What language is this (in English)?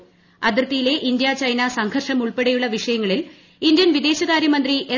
Malayalam